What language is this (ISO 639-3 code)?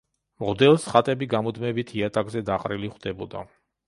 kat